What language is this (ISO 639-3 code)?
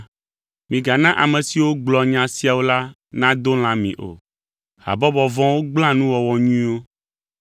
ewe